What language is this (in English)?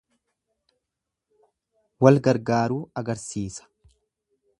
Oromo